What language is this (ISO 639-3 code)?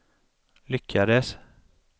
swe